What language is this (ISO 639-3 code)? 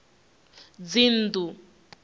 ven